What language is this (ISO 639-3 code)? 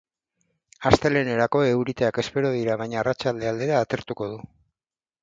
eus